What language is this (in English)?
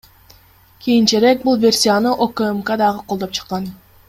Kyrgyz